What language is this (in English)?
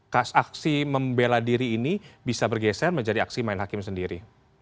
Indonesian